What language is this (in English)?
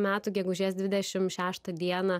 Lithuanian